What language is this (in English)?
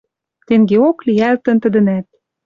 Western Mari